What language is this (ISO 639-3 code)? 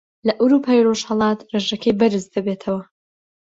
ckb